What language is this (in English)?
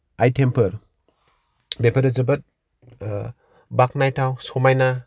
Bodo